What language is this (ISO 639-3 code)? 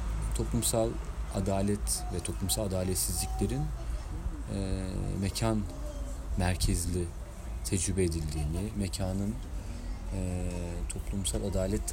tur